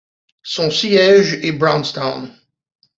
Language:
French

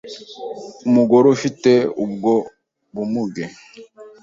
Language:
Kinyarwanda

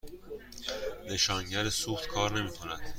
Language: Persian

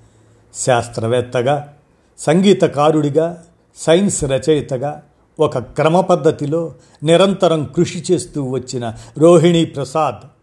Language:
Telugu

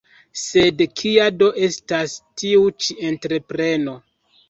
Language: Esperanto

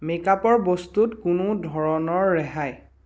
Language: Assamese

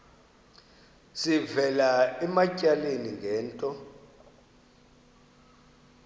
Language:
Xhosa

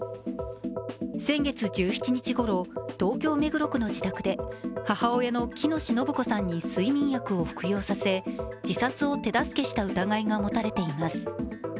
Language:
Japanese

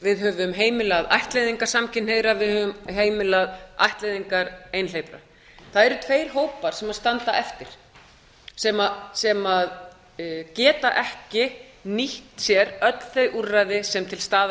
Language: Icelandic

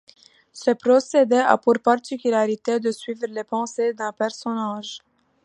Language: French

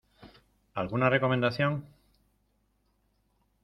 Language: Spanish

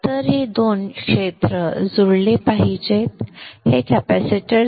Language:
Marathi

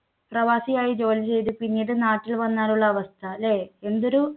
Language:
Malayalam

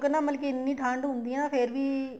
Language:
Punjabi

